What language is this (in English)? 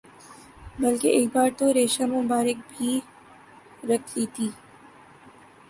Urdu